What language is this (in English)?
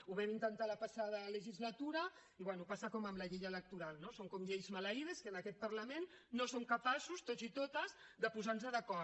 Catalan